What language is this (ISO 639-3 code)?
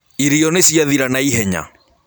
kik